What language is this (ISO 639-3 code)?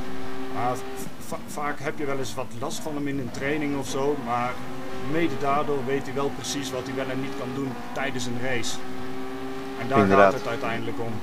nld